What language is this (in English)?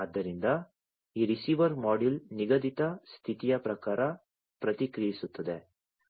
Kannada